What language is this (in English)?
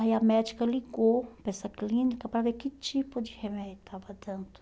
Portuguese